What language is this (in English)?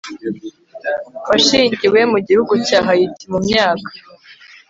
Kinyarwanda